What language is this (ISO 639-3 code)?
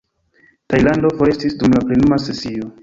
epo